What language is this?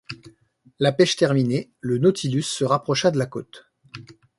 French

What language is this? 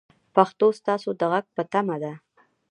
Pashto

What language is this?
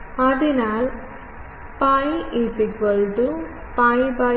Malayalam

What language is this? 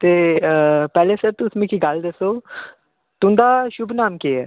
Dogri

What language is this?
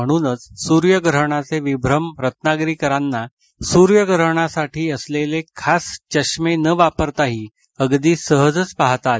Marathi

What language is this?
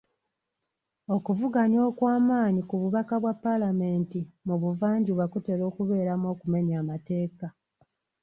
Ganda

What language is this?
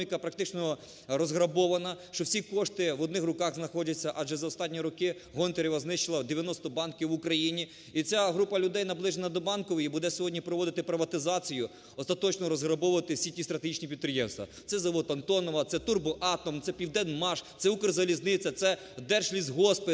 Ukrainian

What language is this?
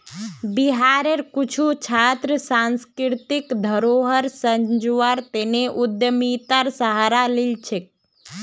Magahi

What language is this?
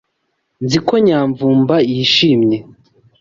Kinyarwanda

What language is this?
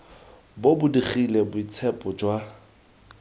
Tswana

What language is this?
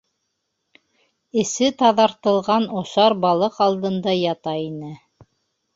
Bashkir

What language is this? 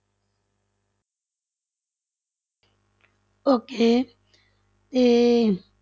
Punjabi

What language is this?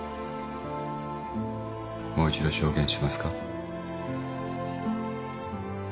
Japanese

